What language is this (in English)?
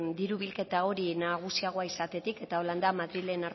Basque